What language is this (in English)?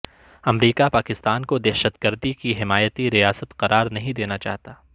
Urdu